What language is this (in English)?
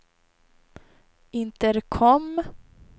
Swedish